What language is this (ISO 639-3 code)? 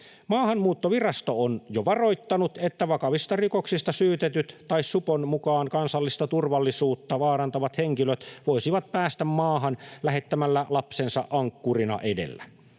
fin